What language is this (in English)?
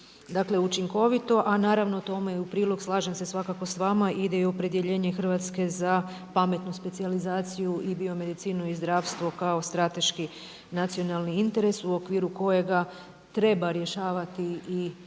Croatian